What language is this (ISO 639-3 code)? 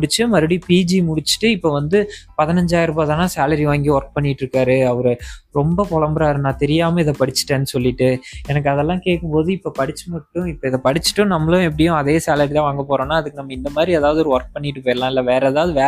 tam